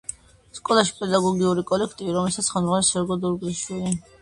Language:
Georgian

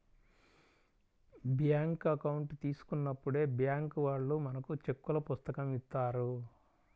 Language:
Telugu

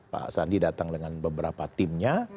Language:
Indonesian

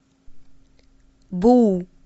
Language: Russian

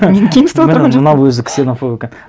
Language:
Kazakh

